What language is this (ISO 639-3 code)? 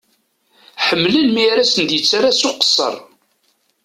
kab